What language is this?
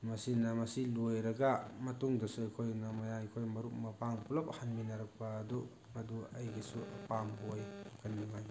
Manipuri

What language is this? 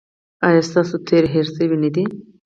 Pashto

